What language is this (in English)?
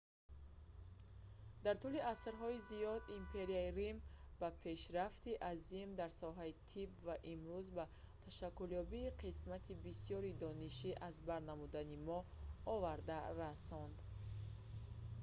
Tajik